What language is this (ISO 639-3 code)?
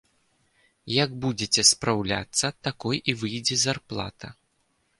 bel